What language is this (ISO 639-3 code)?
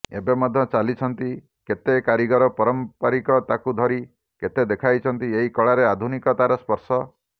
ori